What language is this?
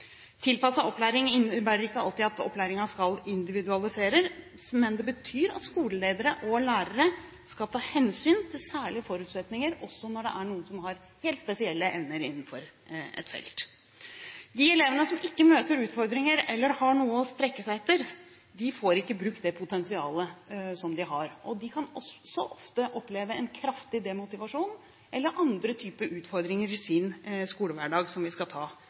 Norwegian Bokmål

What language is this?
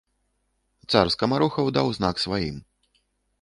Belarusian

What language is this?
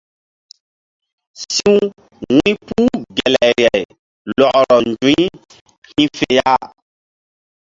Mbum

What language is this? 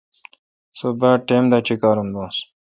Kalkoti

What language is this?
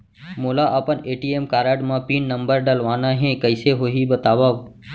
Chhattisgarhi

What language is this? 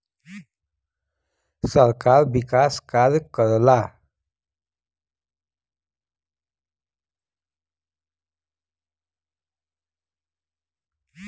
Bhojpuri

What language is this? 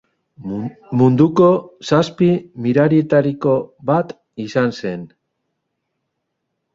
Basque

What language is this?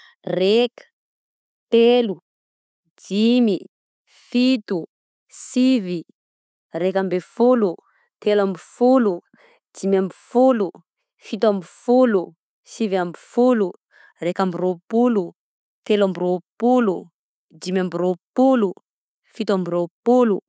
Southern Betsimisaraka Malagasy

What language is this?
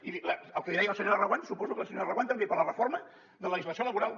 Catalan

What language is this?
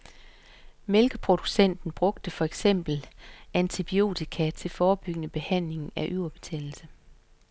Danish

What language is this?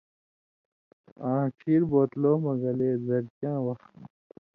Indus Kohistani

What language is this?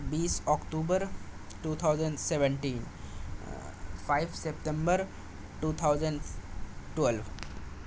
Urdu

